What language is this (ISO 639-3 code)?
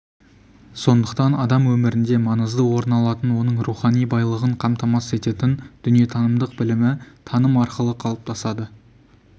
kaz